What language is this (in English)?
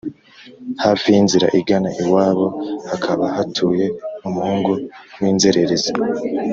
Kinyarwanda